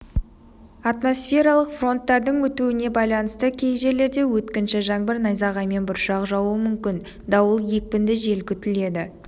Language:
Kazakh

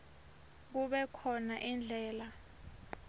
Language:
Swati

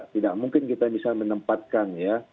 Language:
Indonesian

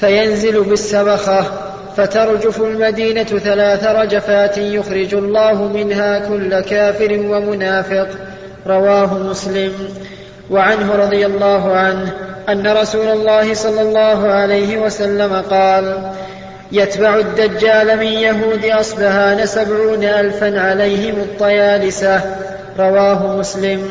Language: Arabic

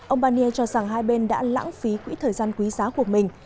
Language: Vietnamese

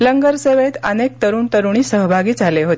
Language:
Marathi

